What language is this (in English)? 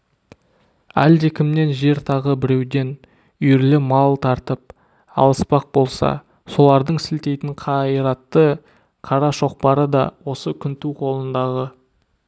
Kazakh